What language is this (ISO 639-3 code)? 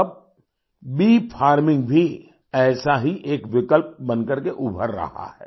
hin